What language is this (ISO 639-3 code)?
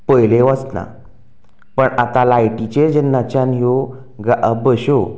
kok